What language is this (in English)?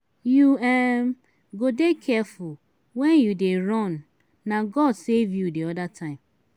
Nigerian Pidgin